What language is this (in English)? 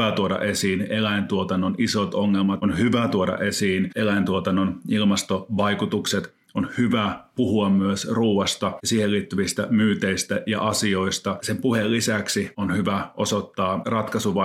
Finnish